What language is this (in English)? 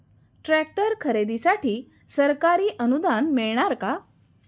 Marathi